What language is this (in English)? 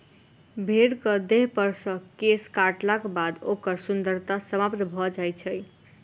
Maithili